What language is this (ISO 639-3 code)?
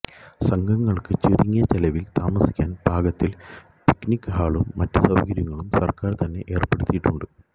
mal